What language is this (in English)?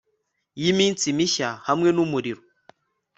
Kinyarwanda